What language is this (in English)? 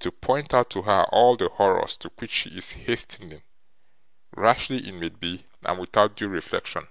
English